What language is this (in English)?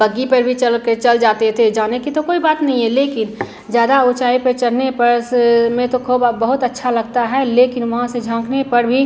Hindi